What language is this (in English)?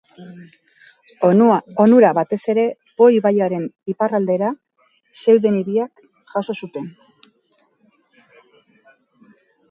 Basque